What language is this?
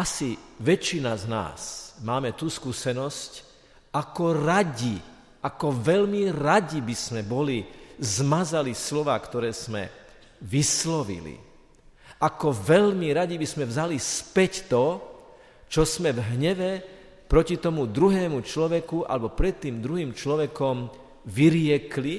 Slovak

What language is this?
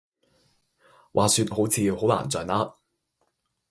Cantonese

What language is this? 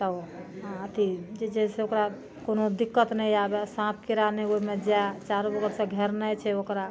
Maithili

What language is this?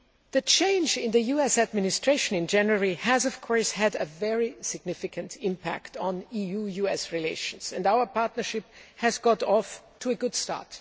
English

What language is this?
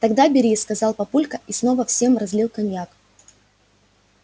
Russian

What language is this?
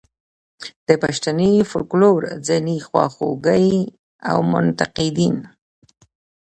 Pashto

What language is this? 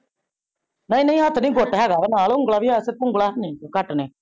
Punjabi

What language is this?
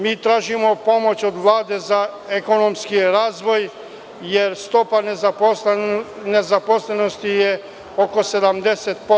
Serbian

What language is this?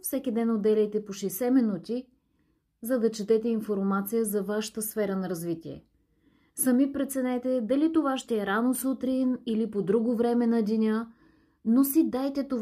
Bulgarian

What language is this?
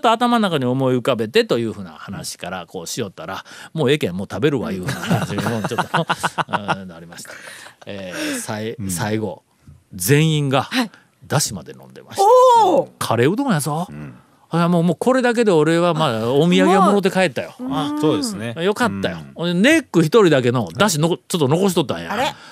Japanese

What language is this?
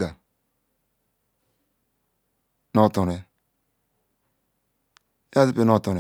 Ikwere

